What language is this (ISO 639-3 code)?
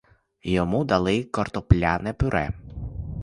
ukr